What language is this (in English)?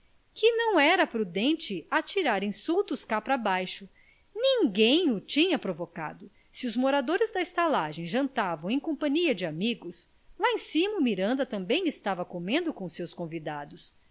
Portuguese